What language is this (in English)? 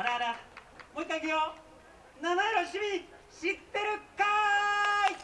Japanese